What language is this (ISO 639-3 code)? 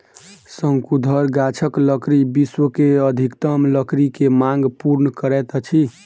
mai